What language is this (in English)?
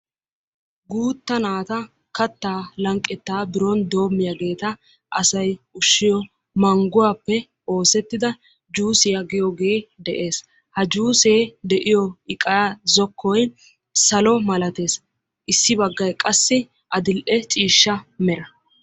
Wolaytta